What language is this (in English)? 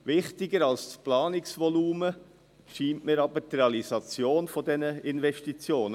Swiss German